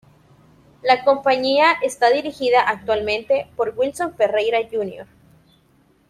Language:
Spanish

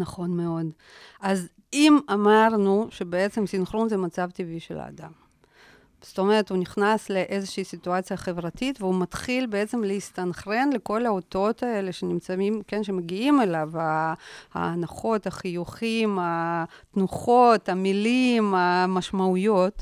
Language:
Hebrew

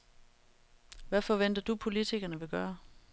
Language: Danish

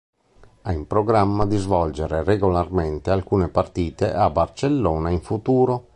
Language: Italian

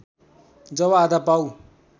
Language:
Nepali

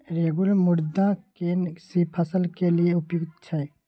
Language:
Maithili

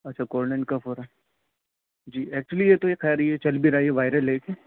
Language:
Urdu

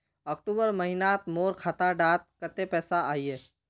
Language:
Magahi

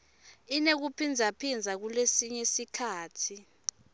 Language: Swati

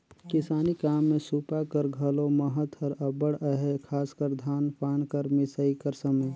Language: Chhattisgarhi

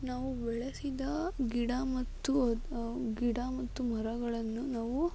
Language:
Kannada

